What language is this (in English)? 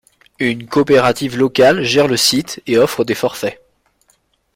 French